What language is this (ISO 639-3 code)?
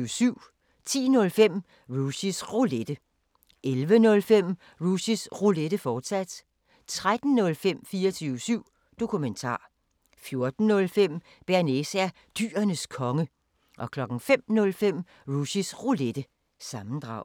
dan